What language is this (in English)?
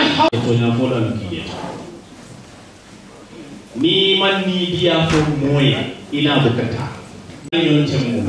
Arabic